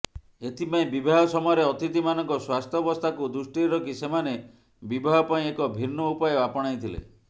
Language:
Odia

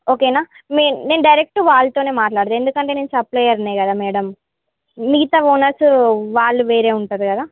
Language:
Telugu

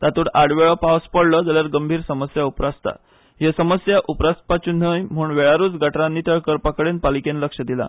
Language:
Konkani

